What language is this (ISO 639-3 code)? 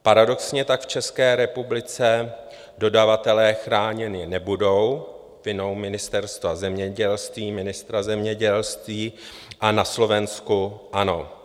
ces